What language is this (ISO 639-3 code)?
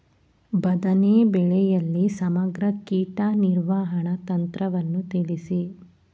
kan